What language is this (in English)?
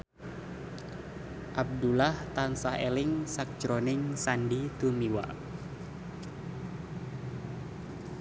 Javanese